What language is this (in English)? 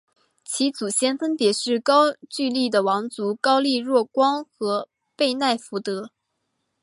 Chinese